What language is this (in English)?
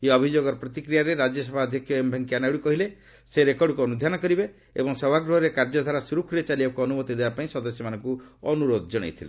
Odia